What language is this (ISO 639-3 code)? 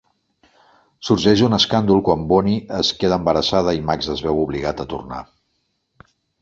cat